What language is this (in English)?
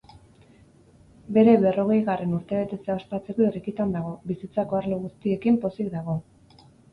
Basque